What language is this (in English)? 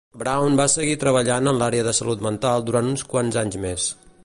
Catalan